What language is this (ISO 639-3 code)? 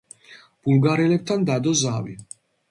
kat